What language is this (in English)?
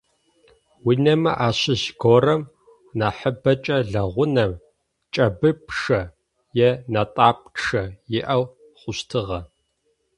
Adyghe